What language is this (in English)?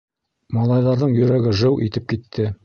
Bashkir